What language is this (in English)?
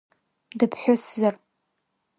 Abkhazian